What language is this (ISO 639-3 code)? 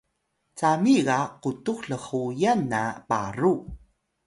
tay